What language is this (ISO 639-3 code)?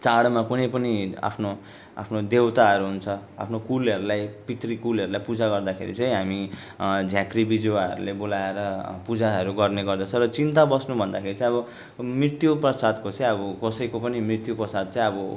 nep